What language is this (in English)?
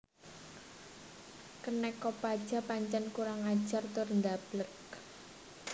Javanese